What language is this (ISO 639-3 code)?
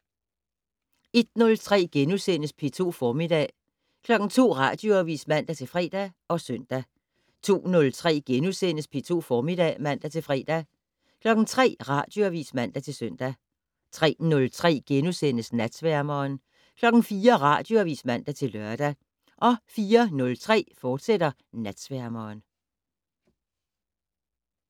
dan